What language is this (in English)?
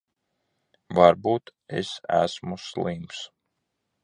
Latvian